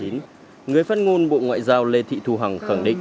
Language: Vietnamese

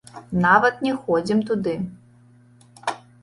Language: Belarusian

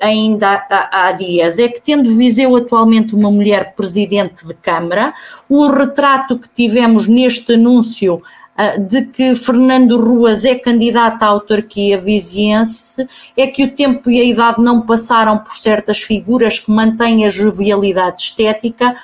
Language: Portuguese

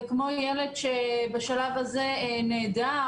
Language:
Hebrew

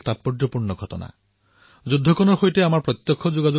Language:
Assamese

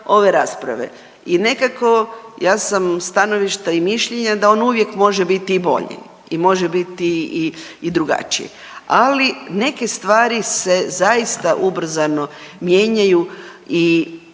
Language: Croatian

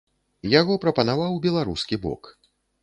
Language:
Belarusian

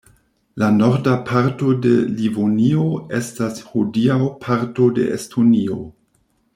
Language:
Esperanto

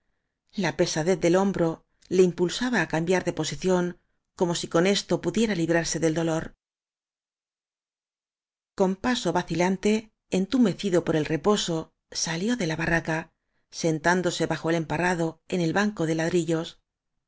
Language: Spanish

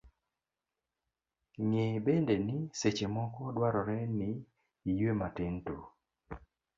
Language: Luo (Kenya and Tanzania)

